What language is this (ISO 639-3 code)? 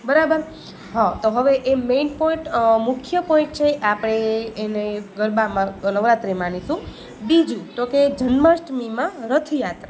guj